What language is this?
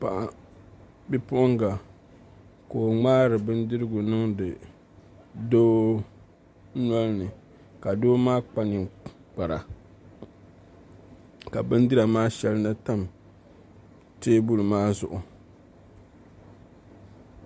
Dagbani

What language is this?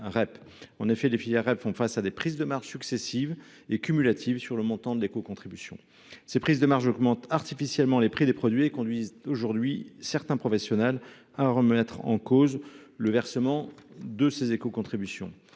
French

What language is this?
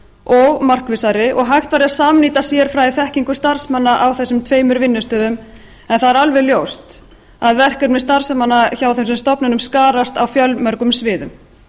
Icelandic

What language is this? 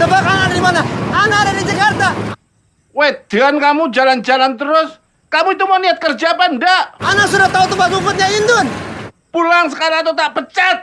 Indonesian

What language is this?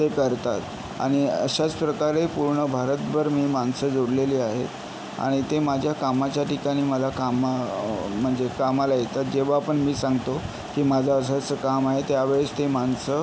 Marathi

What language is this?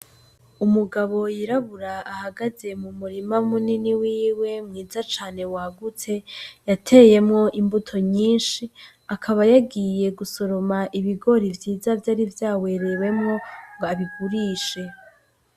Rundi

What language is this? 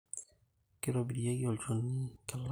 Masai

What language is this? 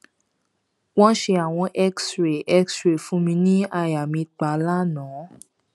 Yoruba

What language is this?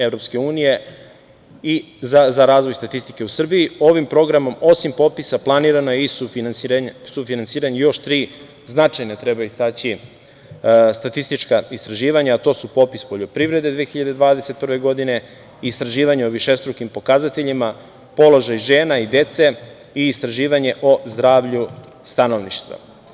Serbian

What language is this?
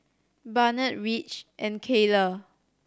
English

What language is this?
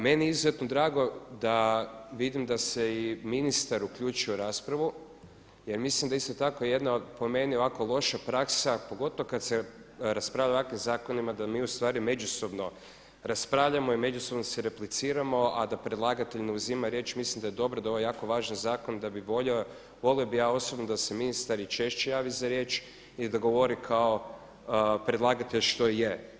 Croatian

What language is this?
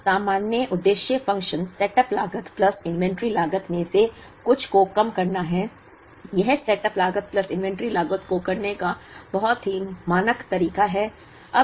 Hindi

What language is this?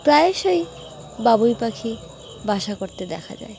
Bangla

